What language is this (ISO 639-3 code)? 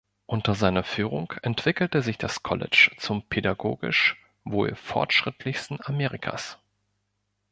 deu